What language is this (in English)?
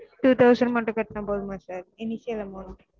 Tamil